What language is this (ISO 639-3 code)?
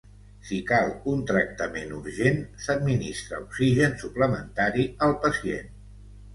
cat